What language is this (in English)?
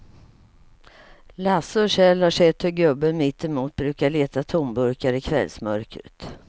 Swedish